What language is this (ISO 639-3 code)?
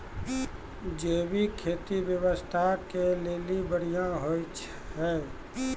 mai